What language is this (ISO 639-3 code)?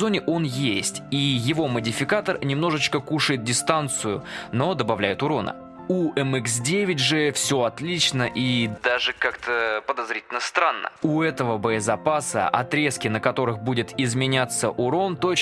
rus